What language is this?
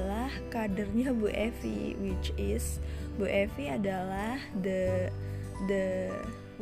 Indonesian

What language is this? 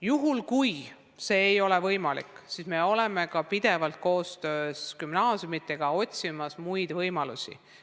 Estonian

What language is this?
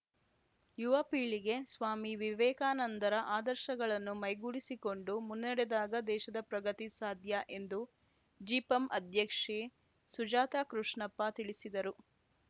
Kannada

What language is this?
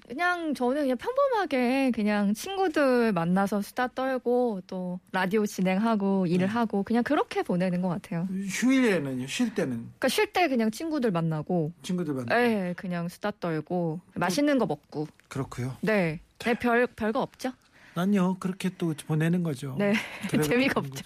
Korean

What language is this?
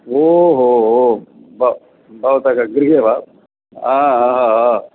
Sanskrit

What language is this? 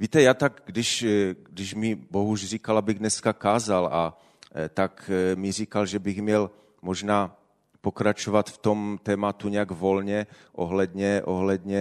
Czech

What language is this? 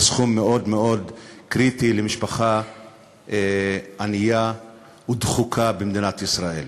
Hebrew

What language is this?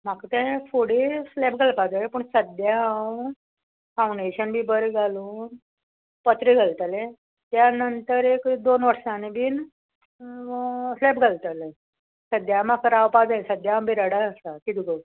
Konkani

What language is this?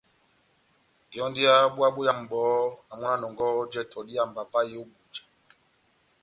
Batanga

